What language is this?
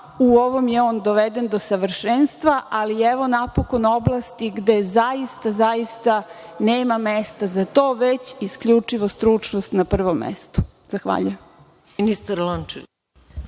Serbian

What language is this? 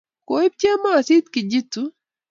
Kalenjin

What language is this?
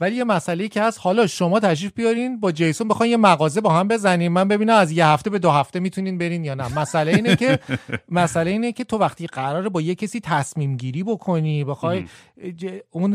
Persian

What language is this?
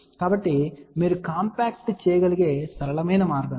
Telugu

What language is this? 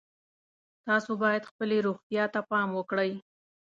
Pashto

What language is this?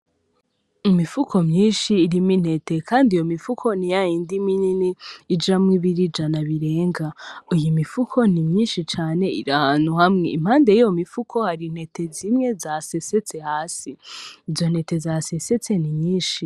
Rundi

